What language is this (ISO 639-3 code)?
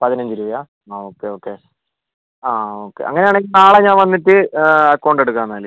mal